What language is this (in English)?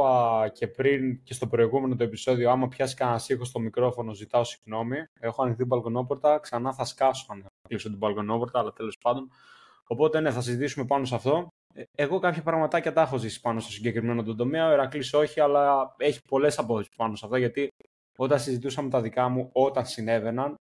Greek